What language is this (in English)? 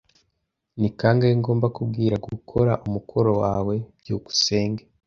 Kinyarwanda